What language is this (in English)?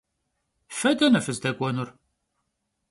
Kabardian